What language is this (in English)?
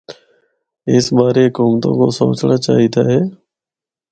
Northern Hindko